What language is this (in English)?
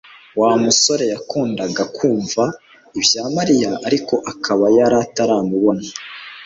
Kinyarwanda